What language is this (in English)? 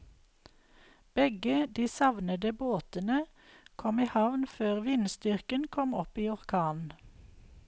Norwegian